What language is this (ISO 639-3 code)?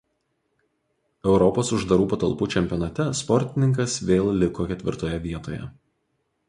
lit